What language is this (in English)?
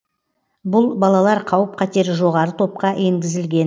Kazakh